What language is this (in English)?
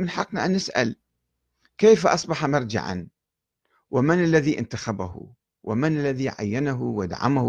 Arabic